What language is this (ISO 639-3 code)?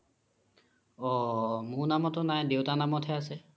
asm